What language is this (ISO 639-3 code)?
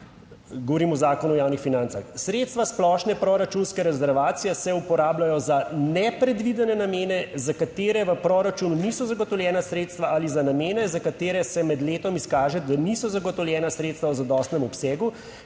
slv